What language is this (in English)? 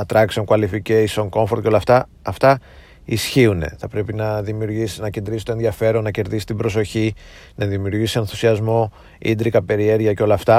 Greek